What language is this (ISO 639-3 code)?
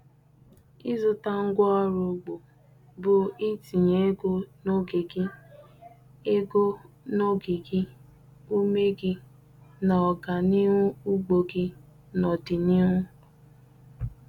ibo